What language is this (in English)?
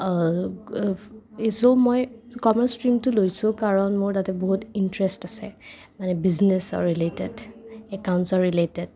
Assamese